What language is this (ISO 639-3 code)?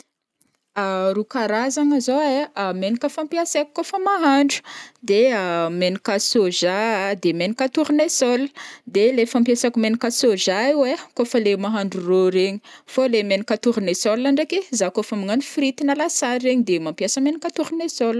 bmm